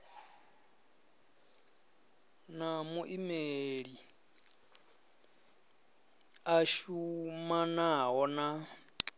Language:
Venda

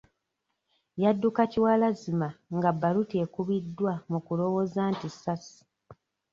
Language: Ganda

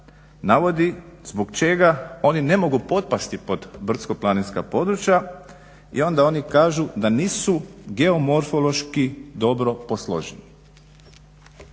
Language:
Croatian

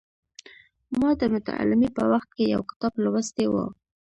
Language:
Pashto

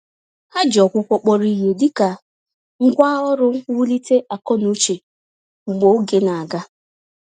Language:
Igbo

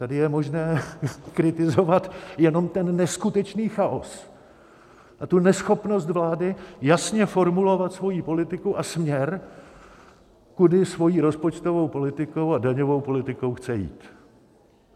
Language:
Czech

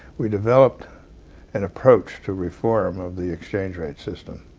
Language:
English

